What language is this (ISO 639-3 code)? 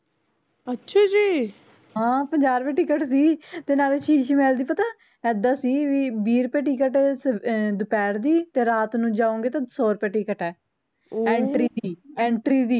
pan